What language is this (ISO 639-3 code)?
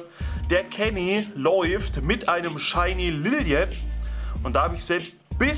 deu